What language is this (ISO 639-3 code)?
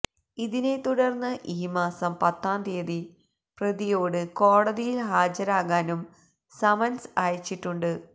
mal